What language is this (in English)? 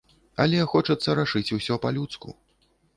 Belarusian